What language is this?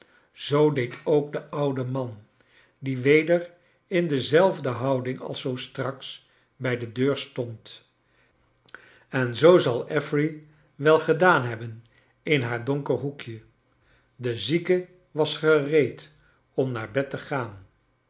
Dutch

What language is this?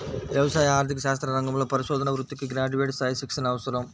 Telugu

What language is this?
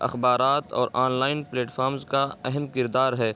Urdu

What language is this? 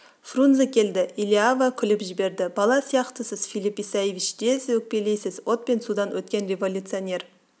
Kazakh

